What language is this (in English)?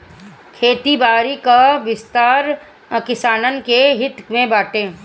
Bhojpuri